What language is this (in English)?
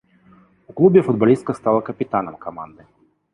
Belarusian